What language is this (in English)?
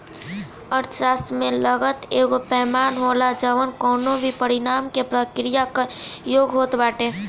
Bhojpuri